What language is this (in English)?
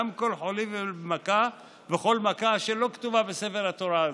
Hebrew